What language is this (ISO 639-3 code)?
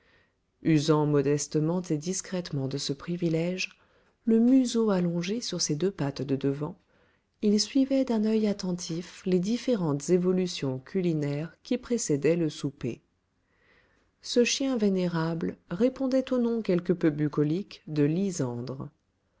fra